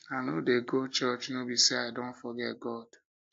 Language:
Nigerian Pidgin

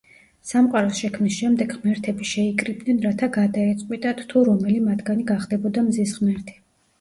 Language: Georgian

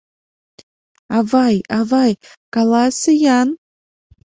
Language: Mari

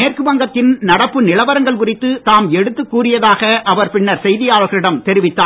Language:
Tamil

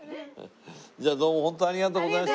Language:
Japanese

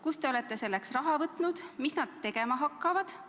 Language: Estonian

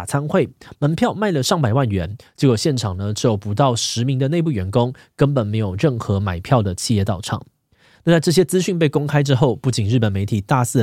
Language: Chinese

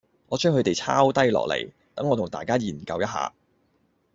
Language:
Cantonese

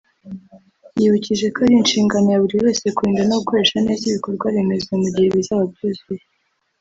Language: Kinyarwanda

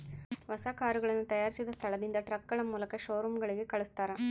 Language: Kannada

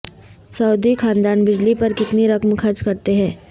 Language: Urdu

